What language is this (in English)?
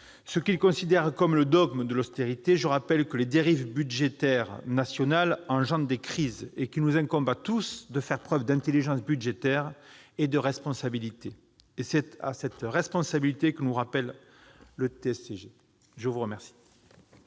French